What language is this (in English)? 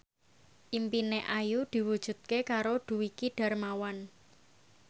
Javanese